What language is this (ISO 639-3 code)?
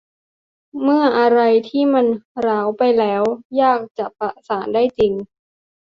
tha